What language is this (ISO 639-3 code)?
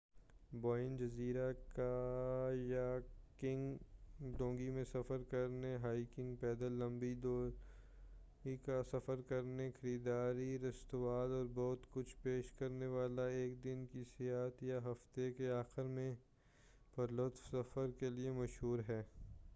urd